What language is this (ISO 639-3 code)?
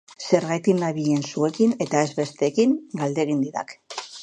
eus